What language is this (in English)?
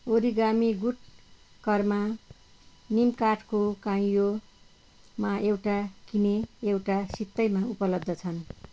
Nepali